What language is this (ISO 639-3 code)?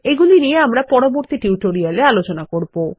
ben